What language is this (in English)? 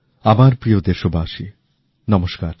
Bangla